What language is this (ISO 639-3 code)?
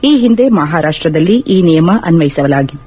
kan